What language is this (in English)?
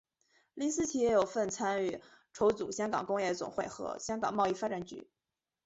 Chinese